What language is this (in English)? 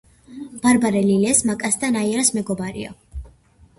Georgian